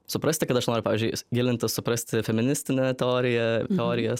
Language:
Lithuanian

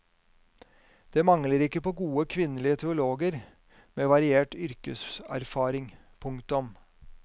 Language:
Norwegian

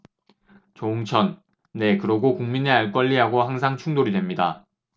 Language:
Korean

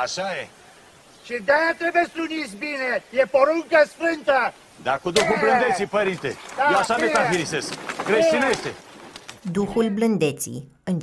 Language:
Romanian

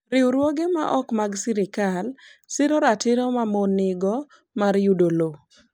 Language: Luo (Kenya and Tanzania)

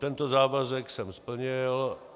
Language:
Czech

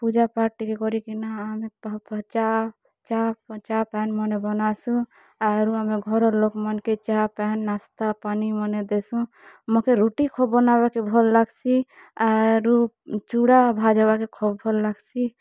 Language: Odia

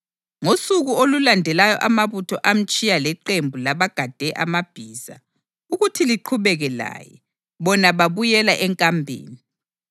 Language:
North Ndebele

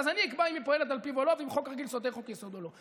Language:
Hebrew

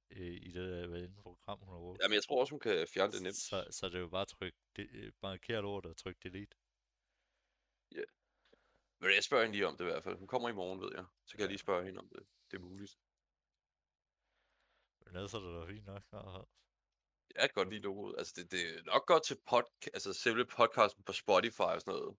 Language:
Danish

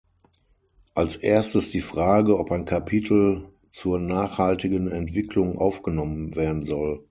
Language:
German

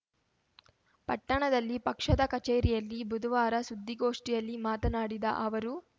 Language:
Kannada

